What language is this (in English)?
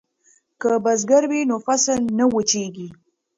Pashto